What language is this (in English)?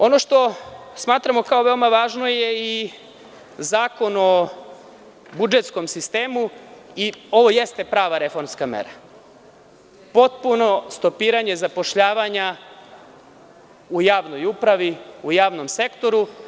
Serbian